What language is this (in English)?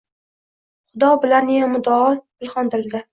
Uzbek